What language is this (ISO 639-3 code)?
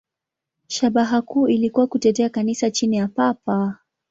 swa